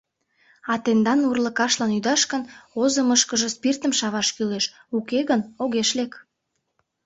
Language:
Mari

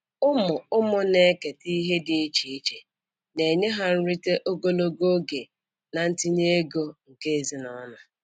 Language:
Igbo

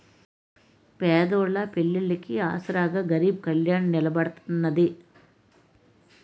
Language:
Telugu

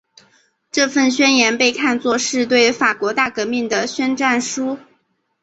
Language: Chinese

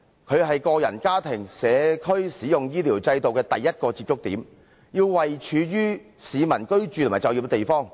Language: Cantonese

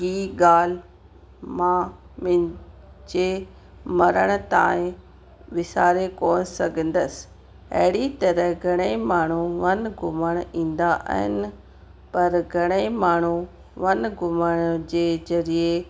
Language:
Sindhi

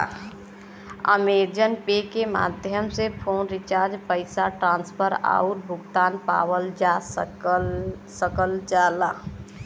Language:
Bhojpuri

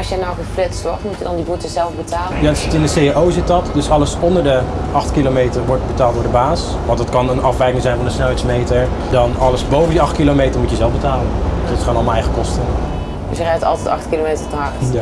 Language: Dutch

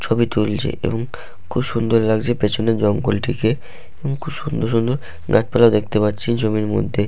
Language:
Bangla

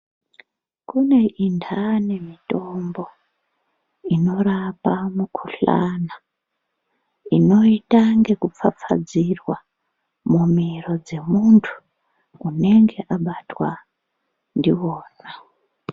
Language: Ndau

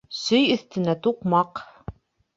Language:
Bashkir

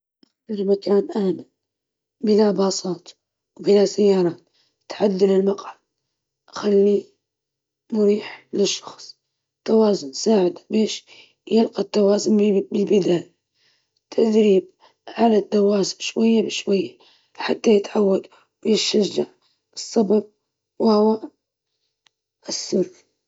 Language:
Libyan Arabic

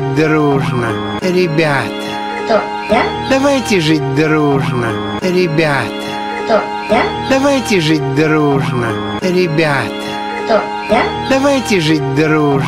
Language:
Russian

